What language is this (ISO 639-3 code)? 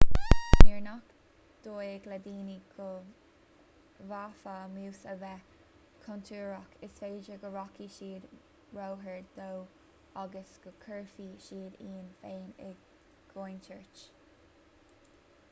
gle